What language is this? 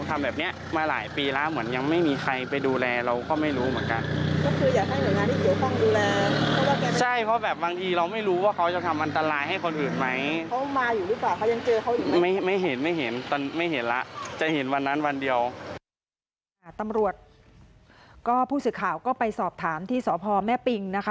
Thai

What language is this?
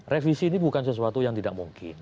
Indonesian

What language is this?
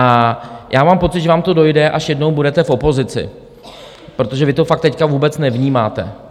Czech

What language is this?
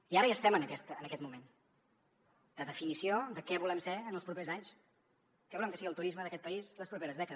Catalan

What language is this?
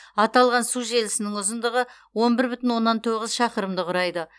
Kazakh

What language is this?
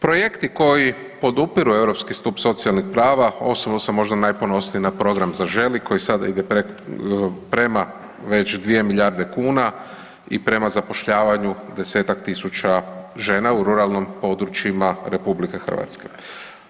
Croatian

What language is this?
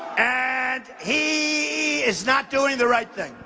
English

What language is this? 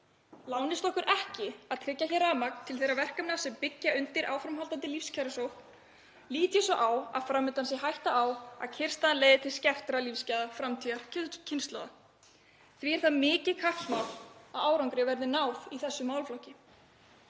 Icelandic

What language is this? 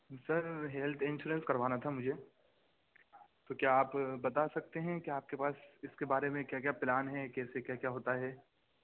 Urdu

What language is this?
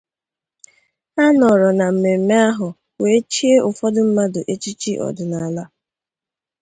Igbo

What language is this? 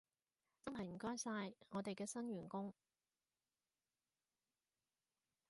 Cantonese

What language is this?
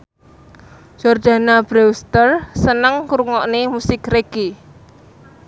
Javanese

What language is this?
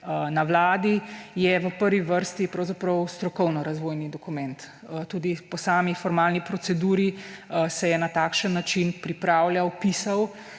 Slovenian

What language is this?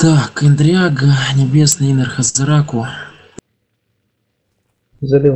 Russian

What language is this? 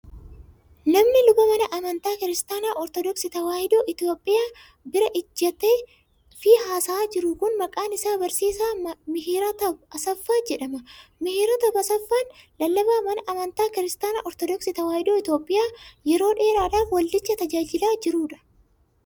Oromo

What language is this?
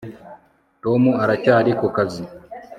Kinyarwanda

